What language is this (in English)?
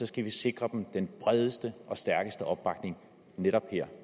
Danish